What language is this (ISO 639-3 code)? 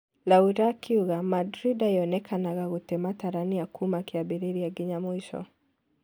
kik